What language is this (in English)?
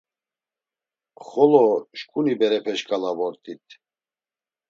Laz